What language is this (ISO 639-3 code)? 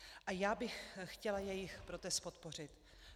ces